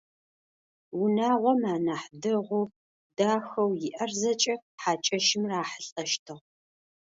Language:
Adyghe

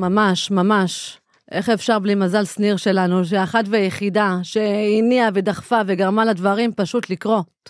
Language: Hebrew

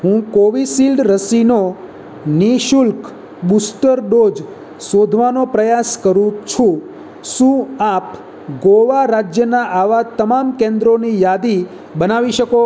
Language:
Gujarati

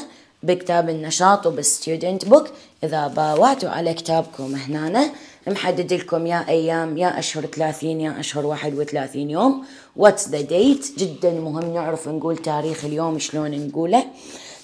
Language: Arabic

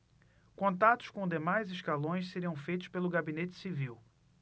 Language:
Portuguese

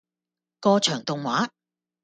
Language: Cantonese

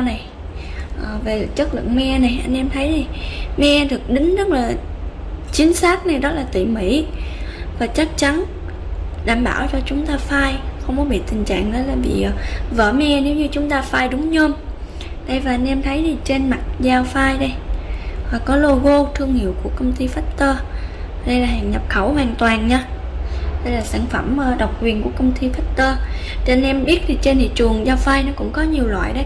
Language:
Vietnamese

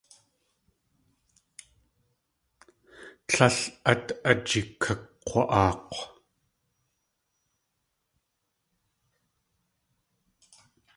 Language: Tlingit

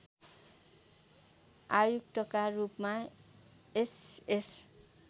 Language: Nepali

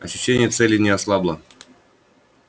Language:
Russian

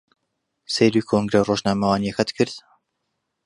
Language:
Central Kurdish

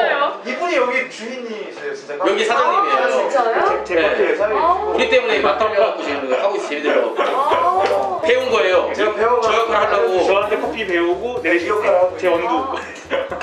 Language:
Korean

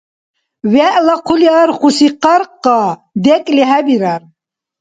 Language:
Dargwa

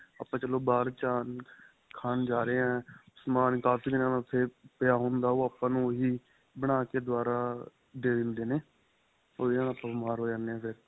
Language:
Punjabi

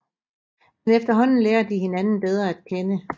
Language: Danish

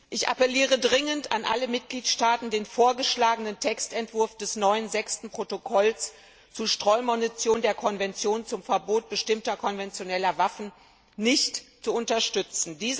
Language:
German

